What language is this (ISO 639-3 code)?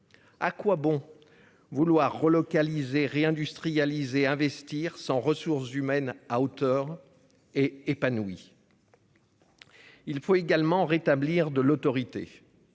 fra